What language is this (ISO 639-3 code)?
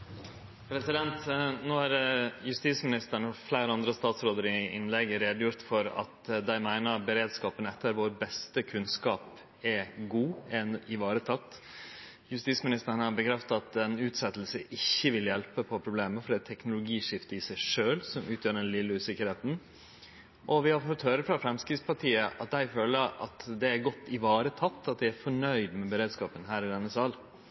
nno